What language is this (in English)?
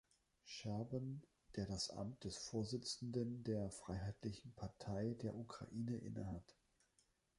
German